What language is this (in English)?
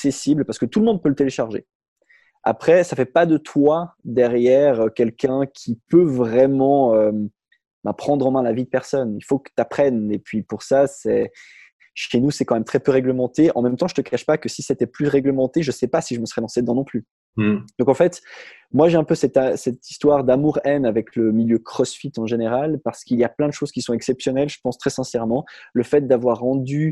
French